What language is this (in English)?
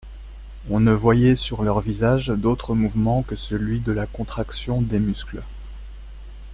French